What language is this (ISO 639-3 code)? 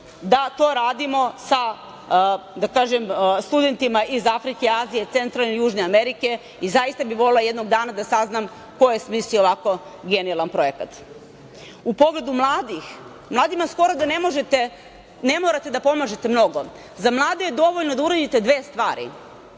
srp